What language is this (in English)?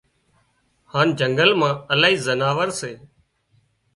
Wadiyara Koli